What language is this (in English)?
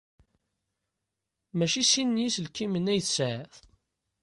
Kabyle